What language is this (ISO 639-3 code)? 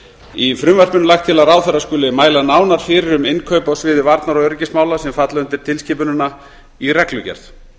isl